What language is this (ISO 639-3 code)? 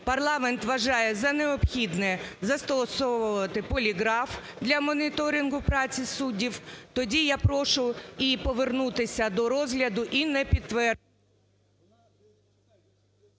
ukr